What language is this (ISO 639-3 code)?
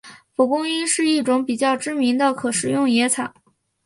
zho